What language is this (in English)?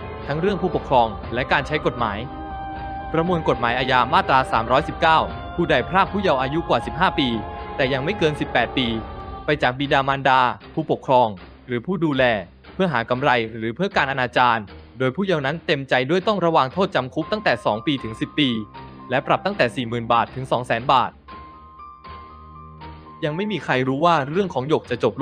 Thai